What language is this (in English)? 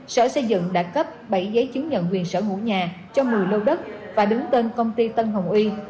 Vietnamese